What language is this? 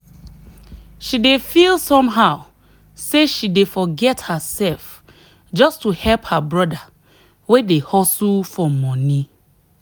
Nigerian Pidgin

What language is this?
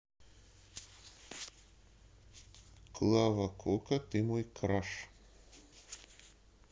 Russian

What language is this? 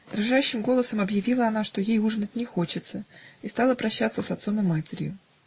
Russian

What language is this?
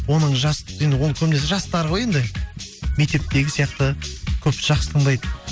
Kazakh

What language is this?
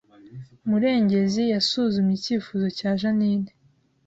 Kinyarwanda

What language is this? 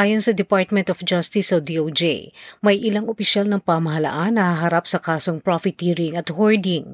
Filipino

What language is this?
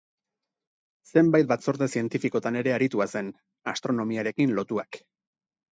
Basque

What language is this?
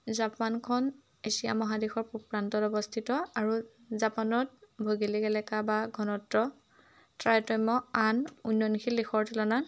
Assamese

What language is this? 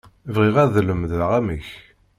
Kabyle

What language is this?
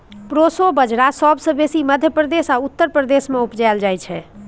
Maithili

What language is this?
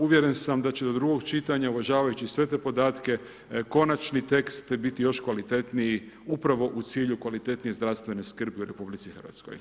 Croatian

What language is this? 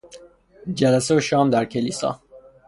Persian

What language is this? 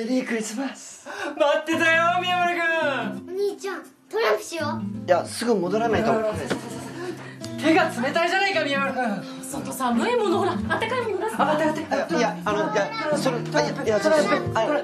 Japanese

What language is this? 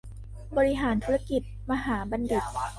Thai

